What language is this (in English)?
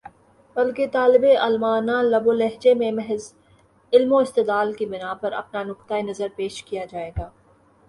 Urdu